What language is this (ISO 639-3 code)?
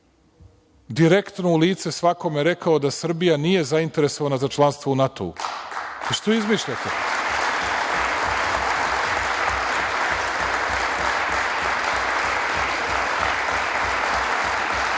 srp